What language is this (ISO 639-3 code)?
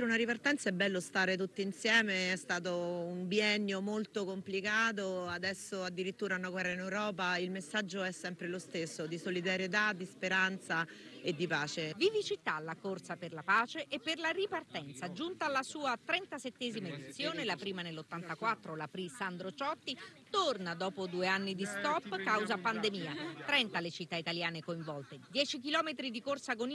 ita